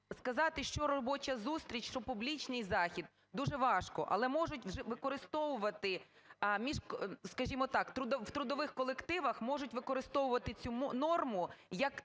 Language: Ukrainian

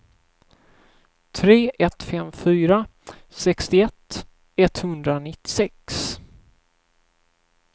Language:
Swedish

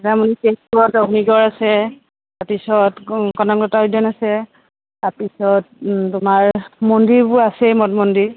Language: Assamese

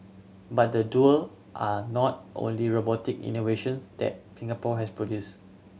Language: English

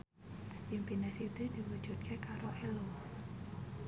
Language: Javanese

